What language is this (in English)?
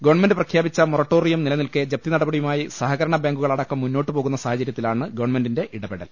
Malayalam